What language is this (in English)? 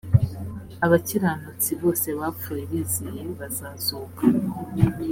Kinyarwanda